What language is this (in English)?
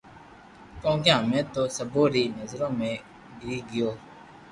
Loarki